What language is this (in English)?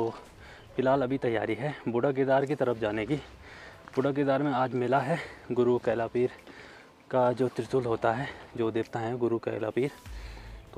Hindi